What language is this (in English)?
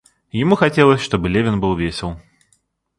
Russian